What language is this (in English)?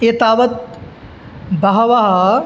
Sanskrit